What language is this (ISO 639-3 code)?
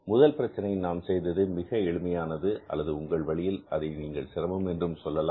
tam